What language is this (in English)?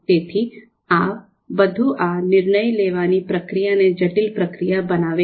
Gujarati